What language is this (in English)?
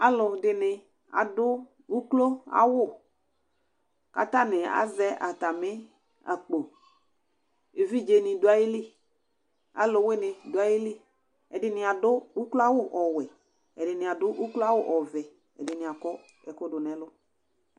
Ikposo